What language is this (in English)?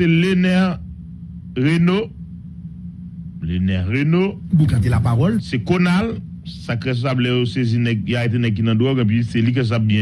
French